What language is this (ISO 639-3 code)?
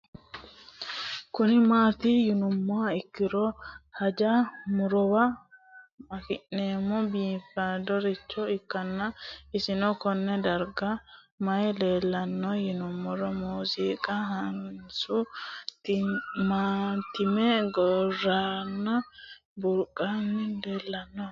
sid